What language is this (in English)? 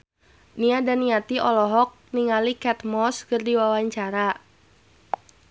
Sundanese